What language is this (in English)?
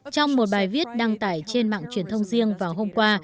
Vietnamese